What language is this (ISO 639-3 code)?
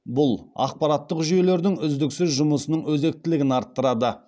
kaz